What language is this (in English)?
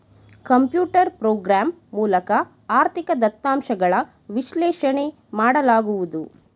Kannada